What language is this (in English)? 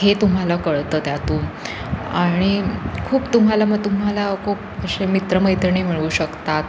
Marathi